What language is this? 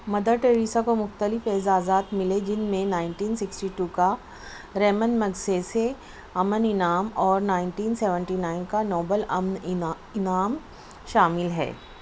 Urdu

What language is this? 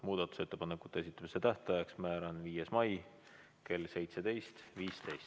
Estonian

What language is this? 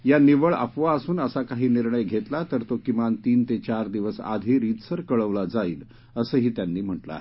Marathi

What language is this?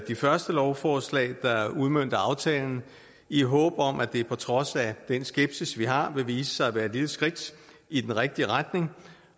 Danish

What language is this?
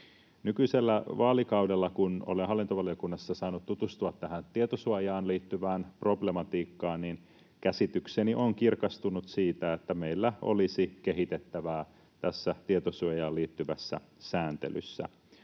Finnish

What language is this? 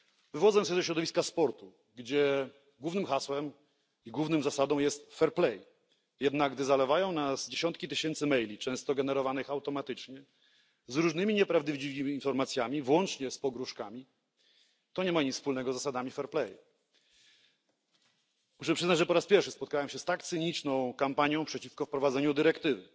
Polish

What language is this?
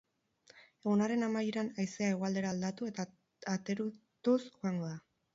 Basque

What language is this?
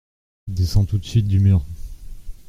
French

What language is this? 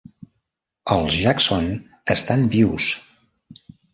Catalan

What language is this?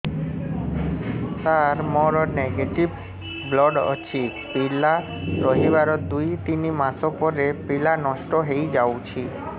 Odia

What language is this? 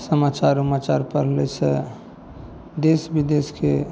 Maithili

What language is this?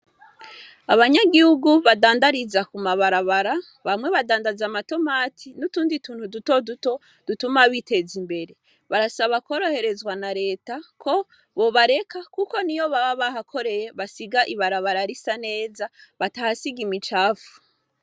Rundi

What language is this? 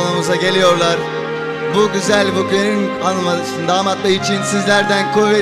Turkish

